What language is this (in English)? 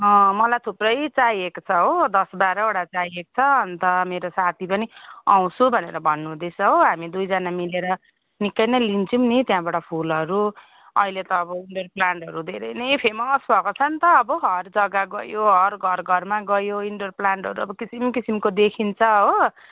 Nepali